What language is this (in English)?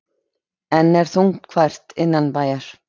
Icelandic